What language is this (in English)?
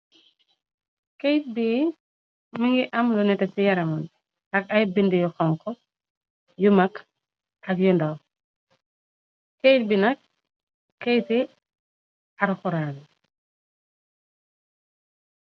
Wolof